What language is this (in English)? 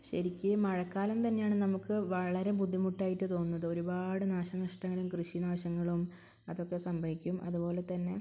Malayalam